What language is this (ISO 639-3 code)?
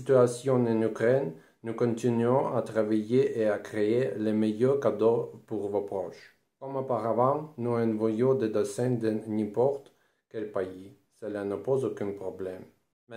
fra